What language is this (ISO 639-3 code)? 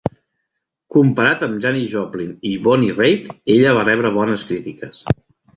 cat